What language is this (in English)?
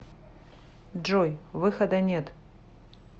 Russian